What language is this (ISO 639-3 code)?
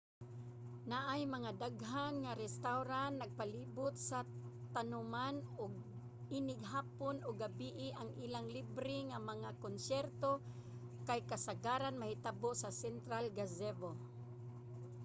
ceb